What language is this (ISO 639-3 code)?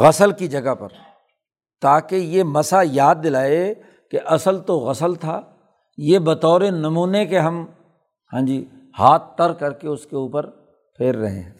urd